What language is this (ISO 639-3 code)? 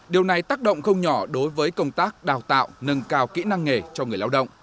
vie